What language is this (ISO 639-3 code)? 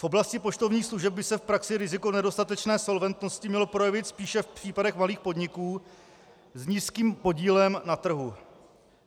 ces